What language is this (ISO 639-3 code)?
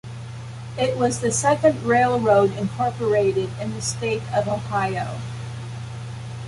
eng